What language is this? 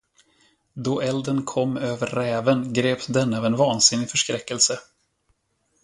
Swedish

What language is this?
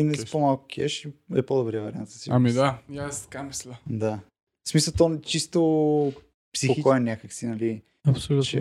Bulgarian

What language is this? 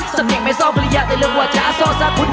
Thai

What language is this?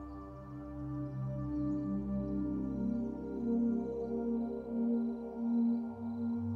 Hebrew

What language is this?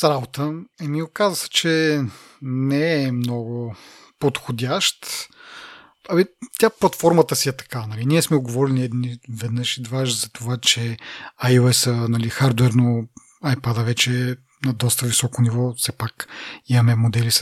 Bulgarian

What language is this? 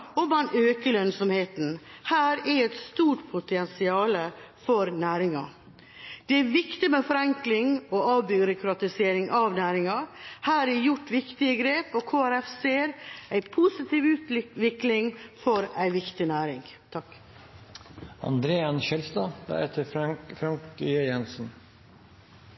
Norwegian Bokmål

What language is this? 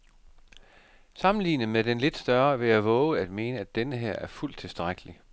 Danish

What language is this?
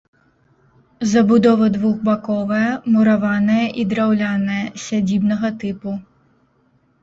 Belarusian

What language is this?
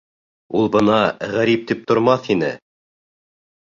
Bashkir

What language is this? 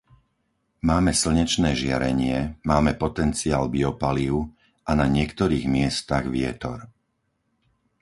Slovak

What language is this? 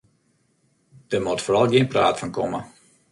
Western Frisian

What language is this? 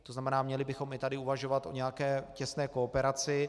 Czech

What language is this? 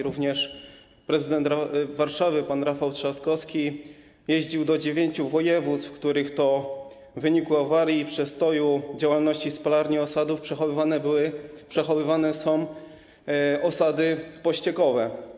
Polish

